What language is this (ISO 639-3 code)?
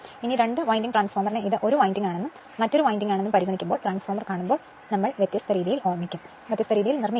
mal